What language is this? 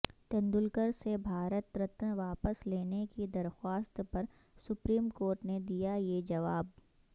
Urdu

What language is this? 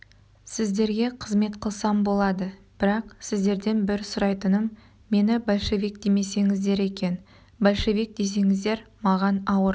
Kazakh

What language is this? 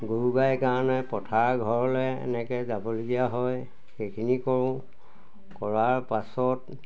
Assamese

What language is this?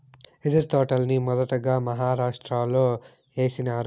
Telugu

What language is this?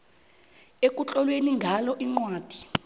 South Ndebele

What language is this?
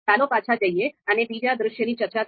Gujarati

